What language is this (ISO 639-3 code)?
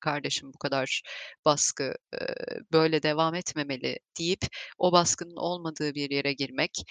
tur